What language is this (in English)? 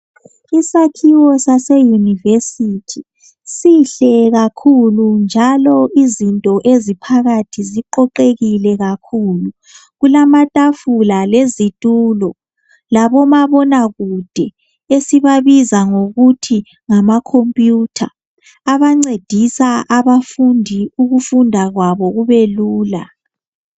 North Ndebele